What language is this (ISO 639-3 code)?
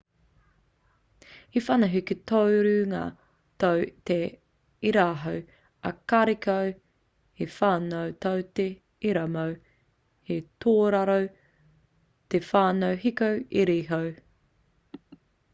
mri